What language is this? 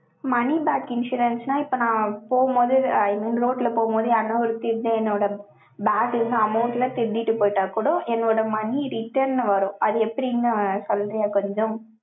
Tamil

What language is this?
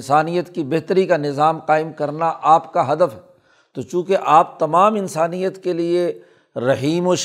Urdu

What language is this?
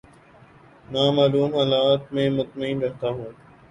Urdu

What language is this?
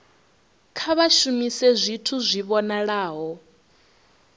Venda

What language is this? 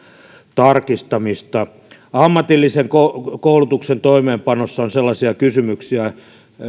Finnish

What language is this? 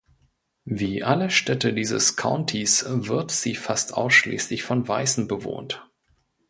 German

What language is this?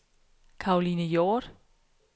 Danish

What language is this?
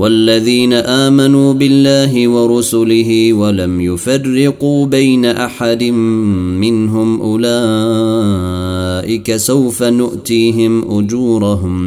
Arabic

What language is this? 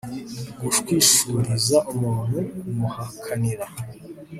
Kinyarwanda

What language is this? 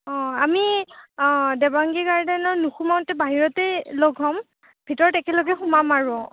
Assamese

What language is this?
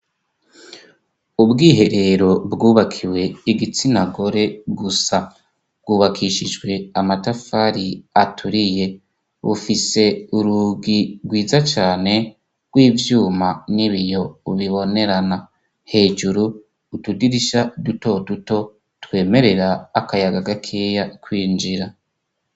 Rundi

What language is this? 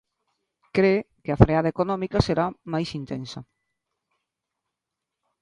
Galician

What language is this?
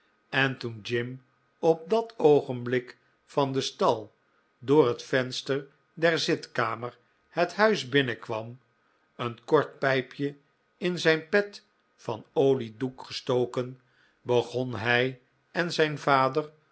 Dutch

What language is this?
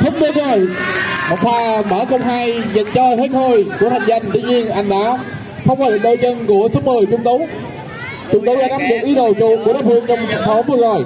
Vietnamese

